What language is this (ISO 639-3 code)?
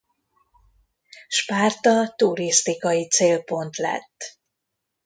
hun